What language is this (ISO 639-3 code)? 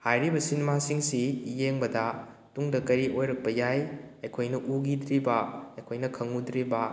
mni